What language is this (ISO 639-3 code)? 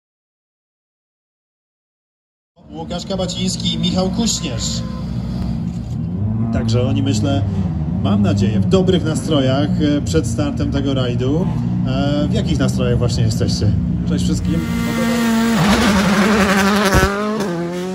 pol